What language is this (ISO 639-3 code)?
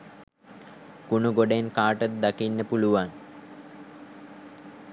sin